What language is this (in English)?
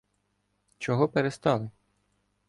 Ukrainian